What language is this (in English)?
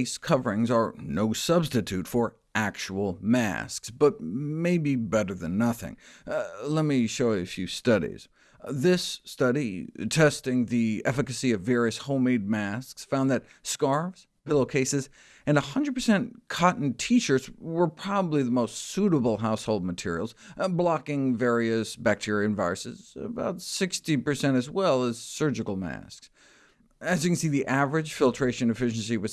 English